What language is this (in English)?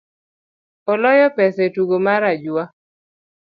Luo (Kenya and Tanzania)